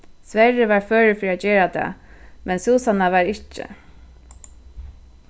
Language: Faroese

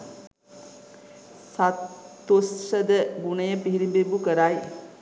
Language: Sinhala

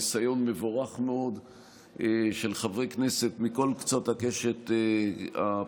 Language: Hebrew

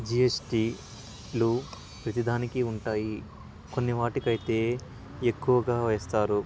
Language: Telugu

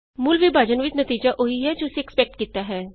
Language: Punjabi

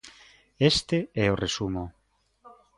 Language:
Galician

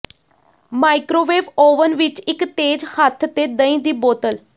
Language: Punjabi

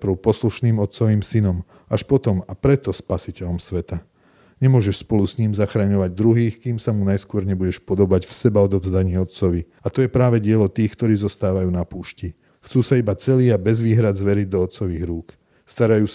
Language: Slovak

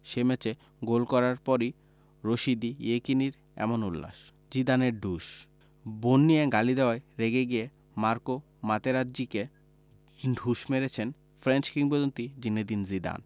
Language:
Bangla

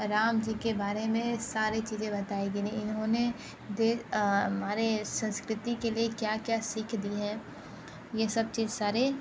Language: Hindi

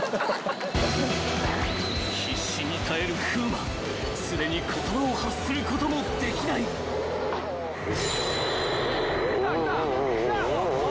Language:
Japanese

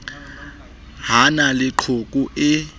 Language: Southern Sotho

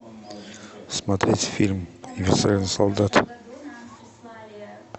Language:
Russian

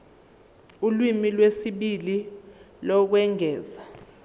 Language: Zulu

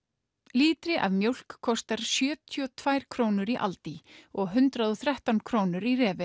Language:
Icelandic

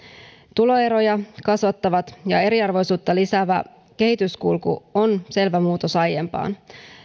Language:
Finnish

